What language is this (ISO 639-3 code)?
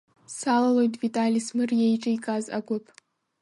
abk